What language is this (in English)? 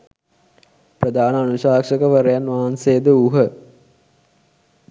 Sinhala